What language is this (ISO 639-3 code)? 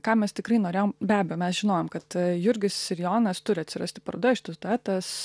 lit